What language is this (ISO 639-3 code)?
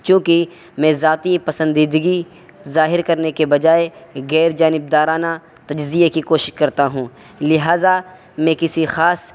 urd